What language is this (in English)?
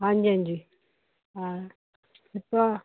Punjabi